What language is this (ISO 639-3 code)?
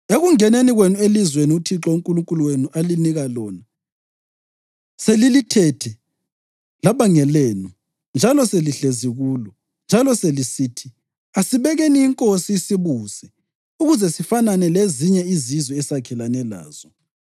nde